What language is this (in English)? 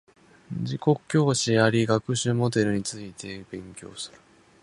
Japanese